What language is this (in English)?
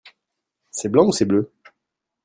French